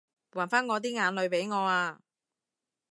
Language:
Cantonese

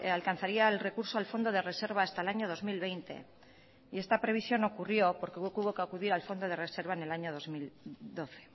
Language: Spanish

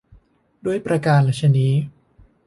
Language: Thai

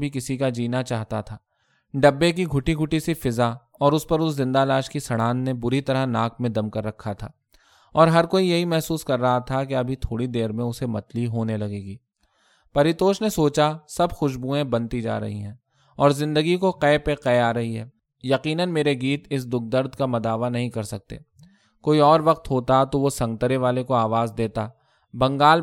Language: Urdu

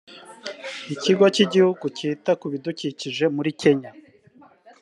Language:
Kinyarwanda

